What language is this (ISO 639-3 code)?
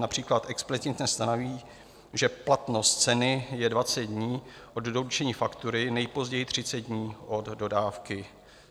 ces